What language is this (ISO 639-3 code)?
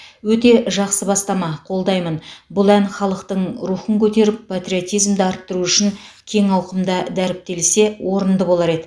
kaz